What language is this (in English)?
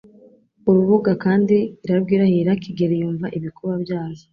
Kinyarwanda